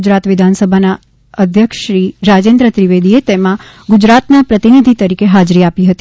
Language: Gujarati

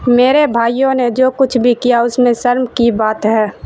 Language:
Urdu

